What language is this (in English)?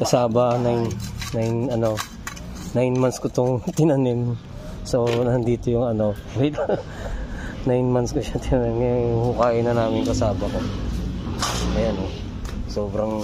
Filipino